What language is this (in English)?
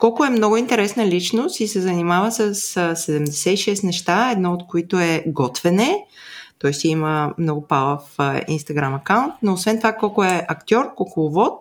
Bulgarian